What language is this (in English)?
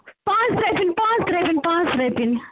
Kashmiri